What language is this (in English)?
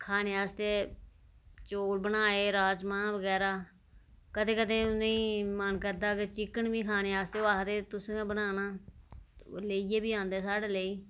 Dogri